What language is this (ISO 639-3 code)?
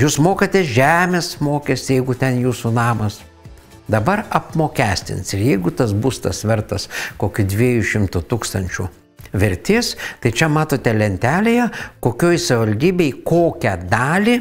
lit